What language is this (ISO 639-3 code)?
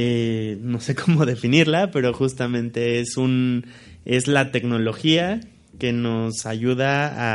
spa